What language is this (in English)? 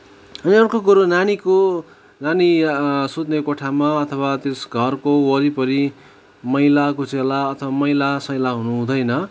Nepali